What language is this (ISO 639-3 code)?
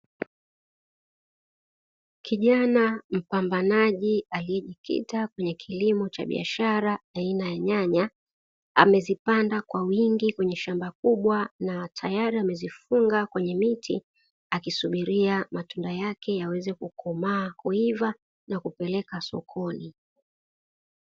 swa